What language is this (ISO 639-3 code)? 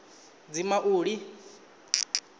ven